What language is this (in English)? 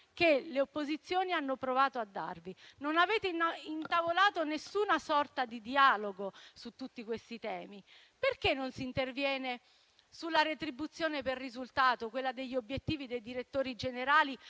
Italian